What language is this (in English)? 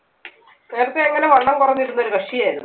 Malayalam